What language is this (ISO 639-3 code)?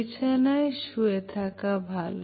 ben